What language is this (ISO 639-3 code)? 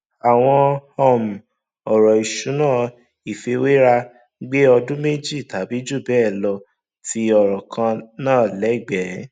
yor